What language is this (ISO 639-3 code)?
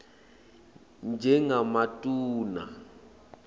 ssw